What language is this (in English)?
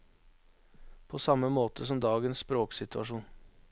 Norwegian